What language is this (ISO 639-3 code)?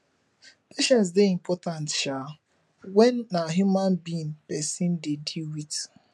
pcm